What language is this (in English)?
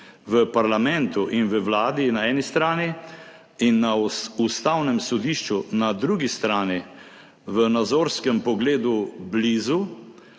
Slovenian